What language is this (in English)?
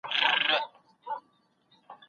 Pashto